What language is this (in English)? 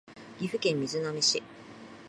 Japanese